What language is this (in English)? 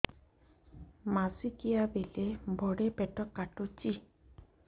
Odia